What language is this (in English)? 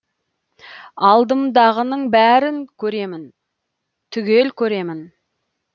Kazakh